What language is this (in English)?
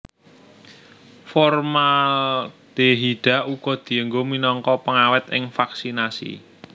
Javanese